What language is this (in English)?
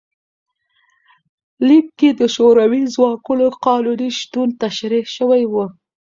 Pashto